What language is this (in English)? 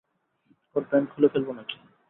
Bangla